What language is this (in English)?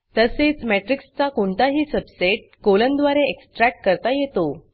Marathi